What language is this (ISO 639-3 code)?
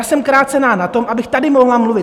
ces